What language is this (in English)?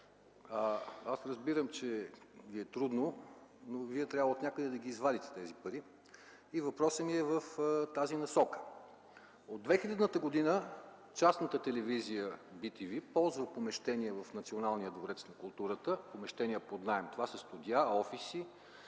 Bulgarian